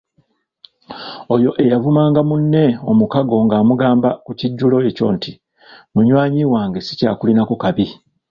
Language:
Ganda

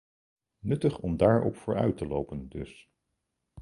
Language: Dutch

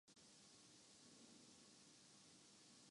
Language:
Urdu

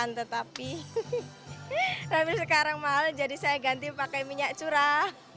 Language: Indonesian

